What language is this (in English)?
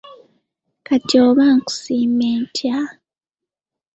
Ganda